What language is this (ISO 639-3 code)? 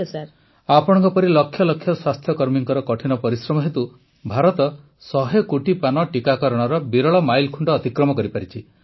ori